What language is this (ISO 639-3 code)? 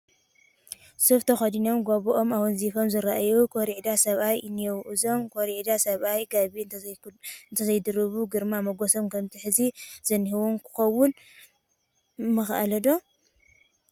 tir